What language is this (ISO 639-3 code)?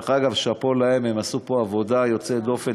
heb